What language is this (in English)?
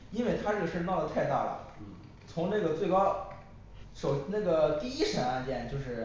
Chinese